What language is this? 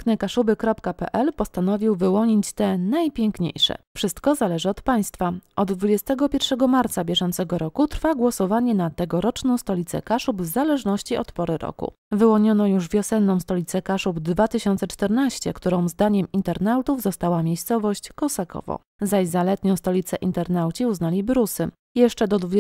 Polish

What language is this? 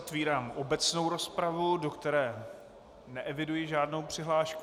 Czech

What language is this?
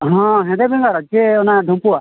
Santali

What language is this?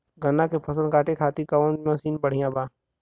Bhojpuri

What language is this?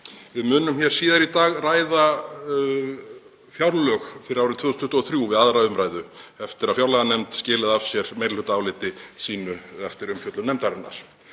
Icelandic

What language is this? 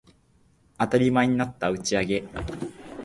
Japanese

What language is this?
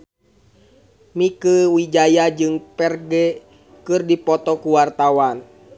Sundanese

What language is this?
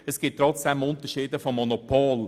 Swiss German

